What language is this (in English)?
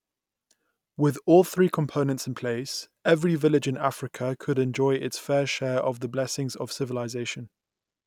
English